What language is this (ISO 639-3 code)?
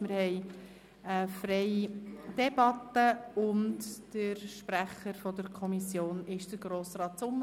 gsw